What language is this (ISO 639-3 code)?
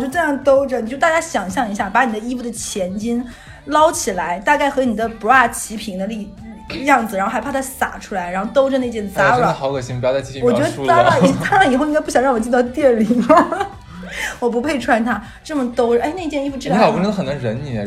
zho